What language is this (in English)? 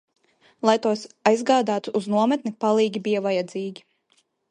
Latvian